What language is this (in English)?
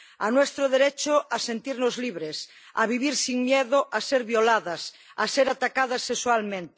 Spanish